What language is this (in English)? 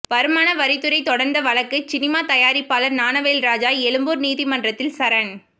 Tamil